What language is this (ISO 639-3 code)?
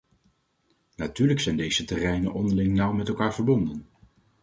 nld